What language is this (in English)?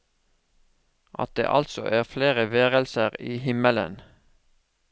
Norwegian